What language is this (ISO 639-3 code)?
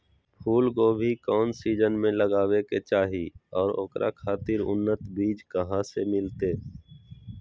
mag